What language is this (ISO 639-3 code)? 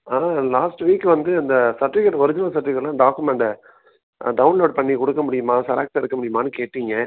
tam